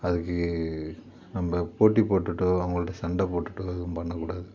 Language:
Tamil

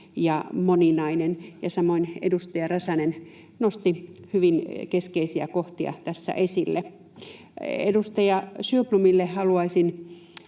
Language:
Finnish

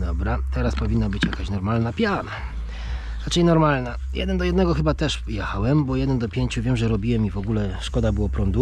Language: Polish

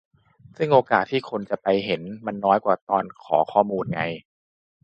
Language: Thai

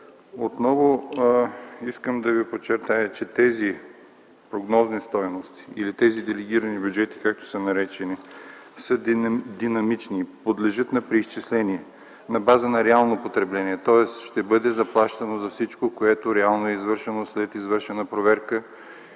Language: Bulgarian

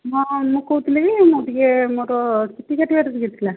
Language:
Odia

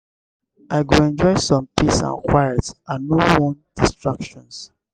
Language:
Nigerian Pidgin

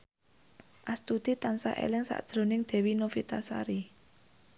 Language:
Javanese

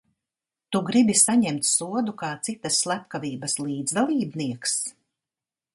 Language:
Latvian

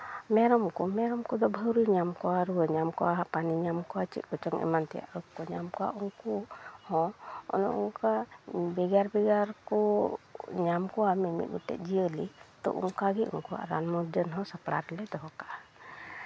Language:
Santali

